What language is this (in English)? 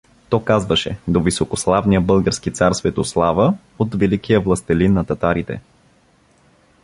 Bulgarian